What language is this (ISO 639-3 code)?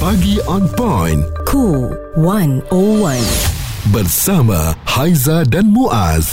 msa